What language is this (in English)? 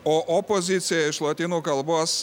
Lithuanian